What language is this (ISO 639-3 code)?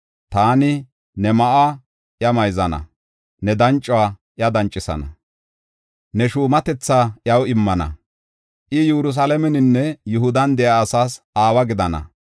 gof